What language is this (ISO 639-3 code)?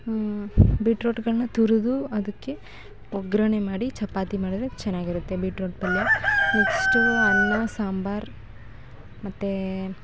kan